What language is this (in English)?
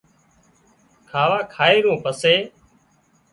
Wadiyara Koli